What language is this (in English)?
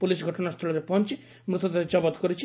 Odia